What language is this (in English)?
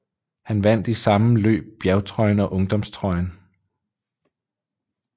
Danish